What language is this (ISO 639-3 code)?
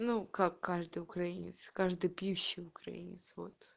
rus